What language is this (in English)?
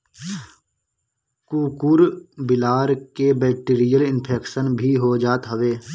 Bhojpuri